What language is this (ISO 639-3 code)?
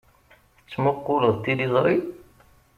kab